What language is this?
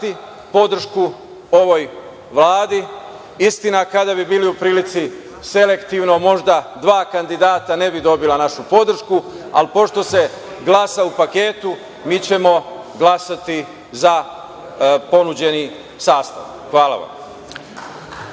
Serbian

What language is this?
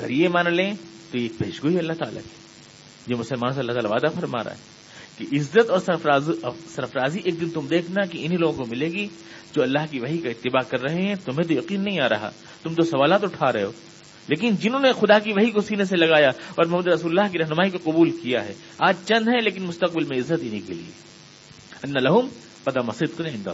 Urdu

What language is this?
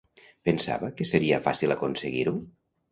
Catalan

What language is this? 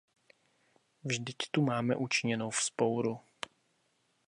Czech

